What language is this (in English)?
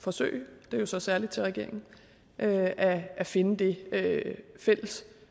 Danish